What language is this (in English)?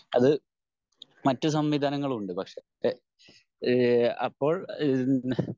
Malayalam